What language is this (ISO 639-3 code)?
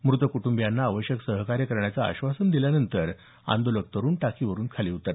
mar